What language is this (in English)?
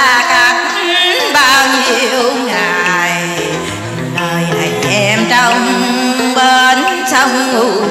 Vietnamese